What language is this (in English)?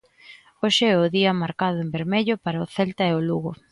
Galician